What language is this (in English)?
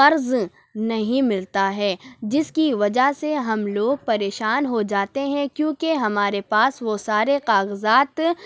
Urdu